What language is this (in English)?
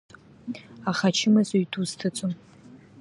Abkhazian